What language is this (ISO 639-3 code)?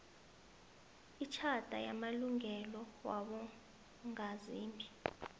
nbl